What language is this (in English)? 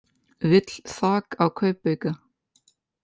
Icelandic